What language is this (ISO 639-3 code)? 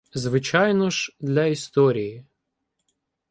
ukr